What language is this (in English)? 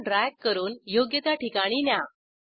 Marathi